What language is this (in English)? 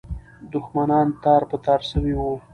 Pashto